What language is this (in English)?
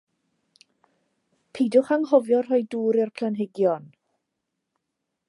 Welsh